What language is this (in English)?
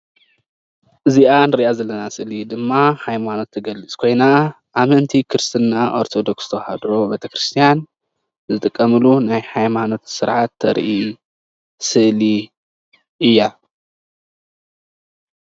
Tigrinya